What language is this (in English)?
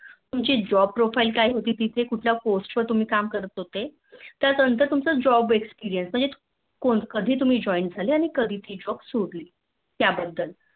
Marathi